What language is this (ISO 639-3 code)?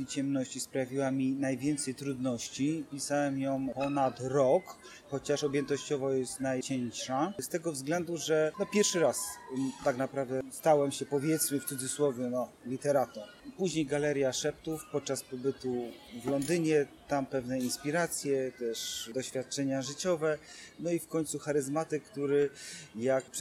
pol